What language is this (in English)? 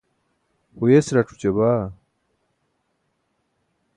Burushaski